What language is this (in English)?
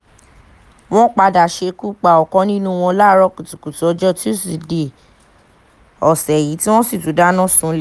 Yoruba